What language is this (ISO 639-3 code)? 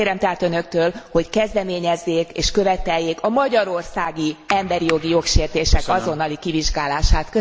hun